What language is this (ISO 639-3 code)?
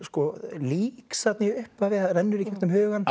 isl